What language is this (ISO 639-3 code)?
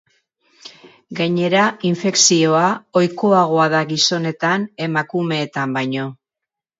eus